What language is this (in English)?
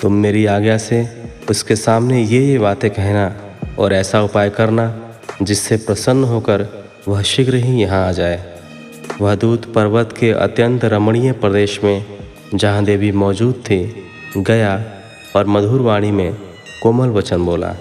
Hindi